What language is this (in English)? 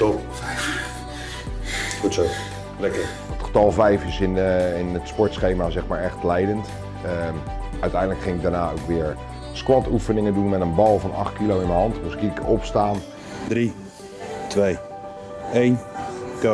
Dutch